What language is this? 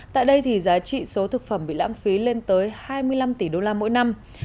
Vietnamese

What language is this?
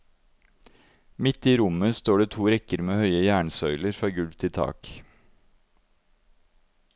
Norwegian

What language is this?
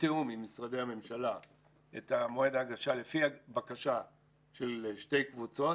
Hebrew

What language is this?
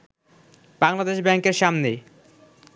Bangla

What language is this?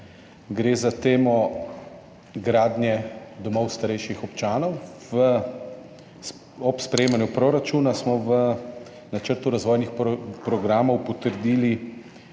Slovenian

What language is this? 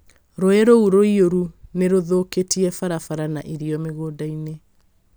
Kikuyu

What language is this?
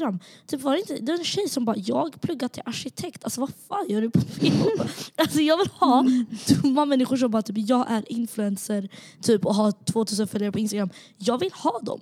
Swedish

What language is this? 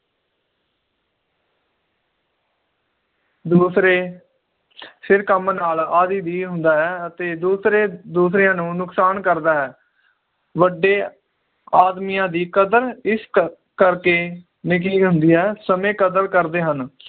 Punjabi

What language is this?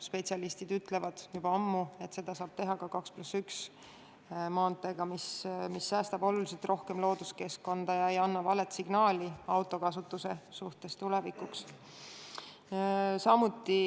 Estonian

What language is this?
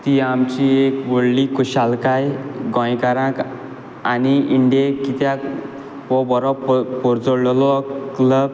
Konkani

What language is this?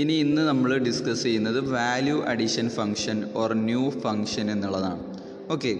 Malayalam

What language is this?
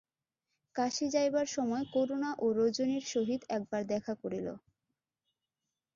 Bangla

